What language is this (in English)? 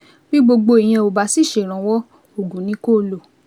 Yoruba